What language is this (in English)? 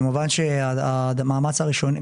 Hebrew